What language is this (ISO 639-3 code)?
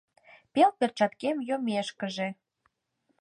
chm